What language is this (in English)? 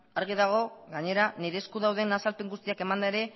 Basque